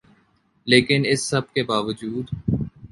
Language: Urdu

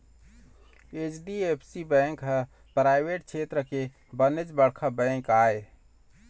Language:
Chhattisgarhi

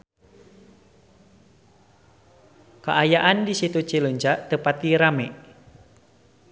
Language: Sundanese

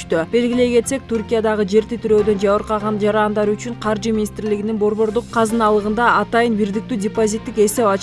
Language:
Turkish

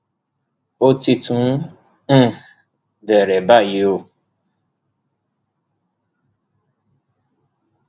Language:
Yoruba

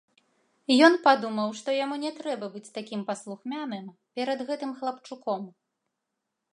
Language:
Belarusian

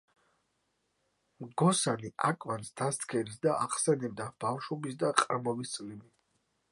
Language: Georgian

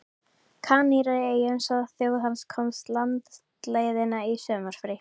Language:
Icelandic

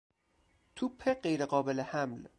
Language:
Persian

